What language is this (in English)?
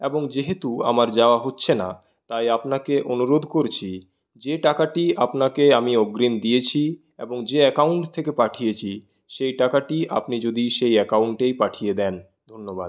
Bangla